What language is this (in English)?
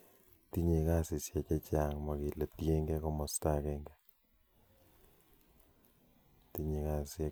Kalenjin